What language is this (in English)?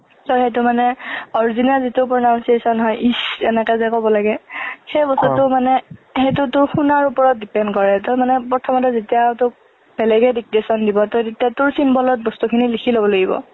Assamese